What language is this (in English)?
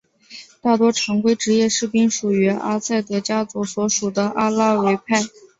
Chinese